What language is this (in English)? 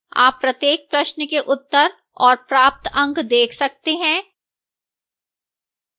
Hindi